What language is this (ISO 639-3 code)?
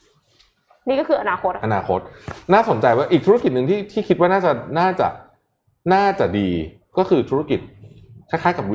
tha